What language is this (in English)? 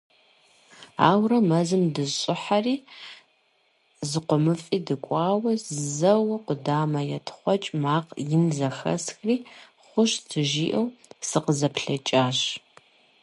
Kabardian